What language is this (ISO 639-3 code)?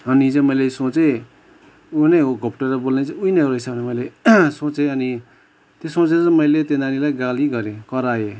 nep